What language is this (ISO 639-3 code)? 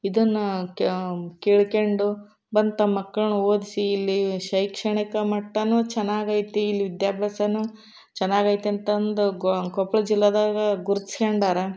kan